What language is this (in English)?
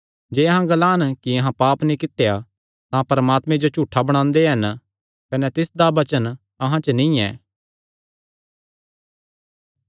Kangri